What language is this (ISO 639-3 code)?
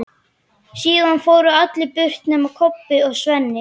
isl